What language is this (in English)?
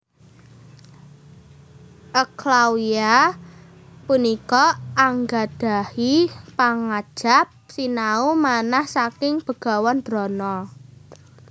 Javanese